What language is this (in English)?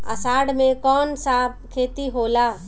Bhojpuri